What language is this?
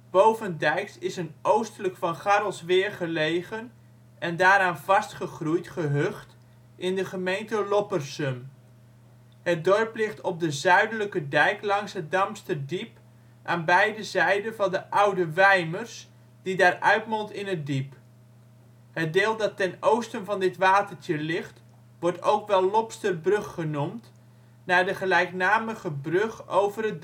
Dutch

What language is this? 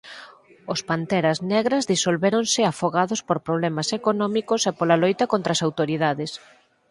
Galician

